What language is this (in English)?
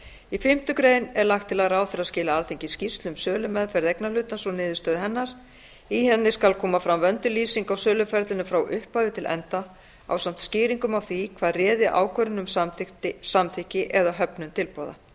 Icelandic